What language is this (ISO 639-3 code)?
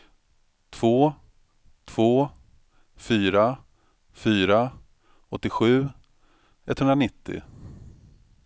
swe